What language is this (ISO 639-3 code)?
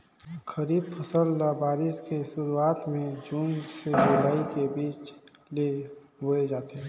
hne